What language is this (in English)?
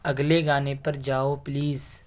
Urdu